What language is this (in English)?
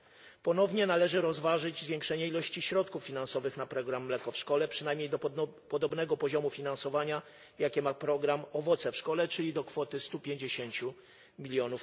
Polish